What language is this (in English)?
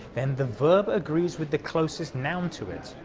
English